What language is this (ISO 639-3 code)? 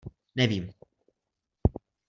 ces